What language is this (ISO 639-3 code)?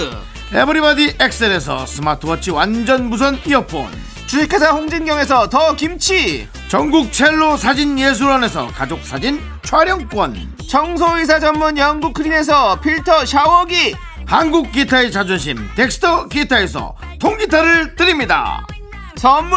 kor